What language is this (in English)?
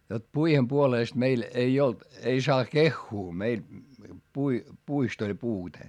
Finnish